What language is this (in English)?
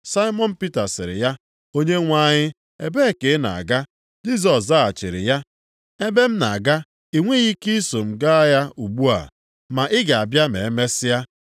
Igbo